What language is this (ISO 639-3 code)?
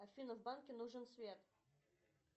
rus